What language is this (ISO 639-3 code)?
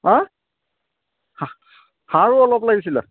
asm